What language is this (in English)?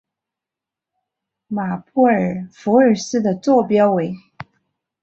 Chinese